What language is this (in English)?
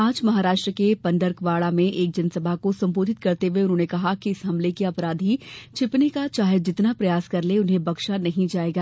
Hindi